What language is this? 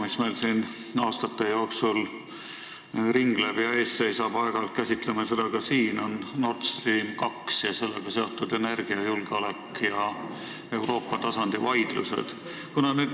Estonian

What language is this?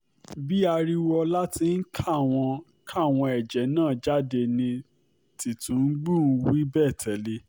Yoruba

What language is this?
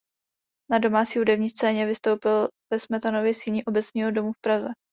Czech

